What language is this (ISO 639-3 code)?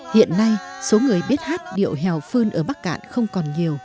vie